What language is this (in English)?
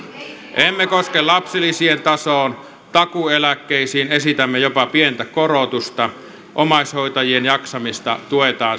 Finnish